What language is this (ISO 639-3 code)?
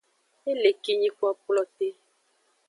ajg